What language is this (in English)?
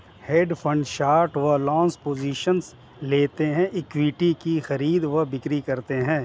Hindi